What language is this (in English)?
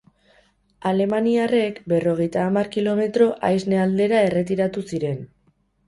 Basque